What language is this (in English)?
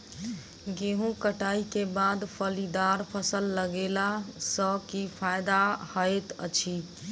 Maithili